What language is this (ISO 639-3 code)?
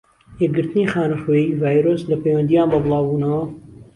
ckb